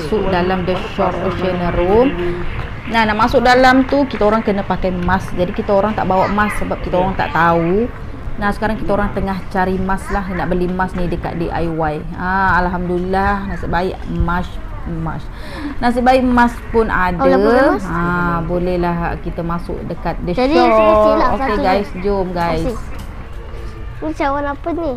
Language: Malay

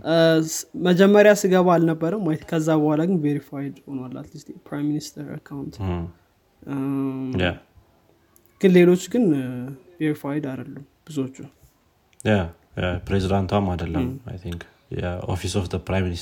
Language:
Amharic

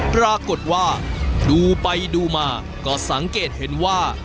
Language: Thai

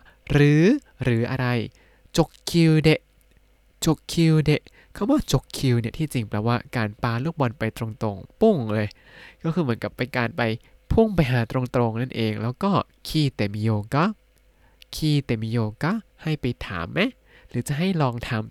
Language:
Thai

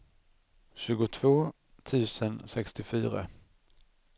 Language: Swedish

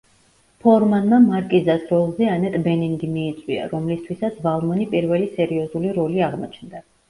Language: Georgian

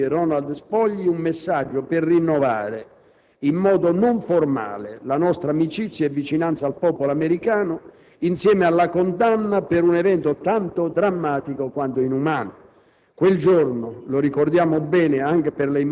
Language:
Italian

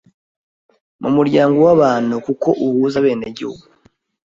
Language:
Kinyarwanda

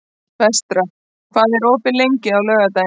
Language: Icelandic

